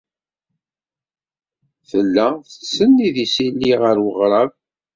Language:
Kabyle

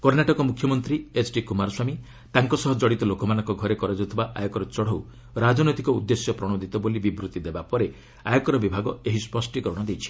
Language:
Odia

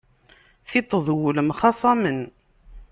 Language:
Kabyle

